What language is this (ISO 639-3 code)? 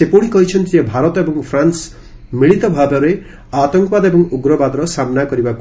ori